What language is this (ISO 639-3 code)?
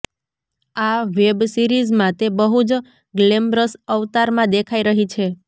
guj